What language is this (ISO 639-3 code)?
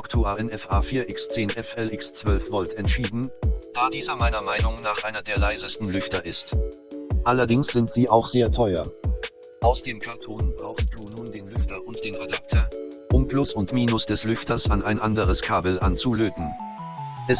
deu